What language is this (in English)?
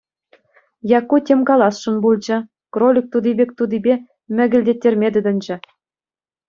Chuvash